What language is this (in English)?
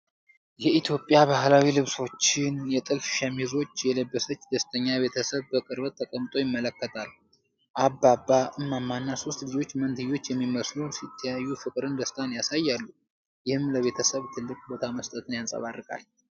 Amharic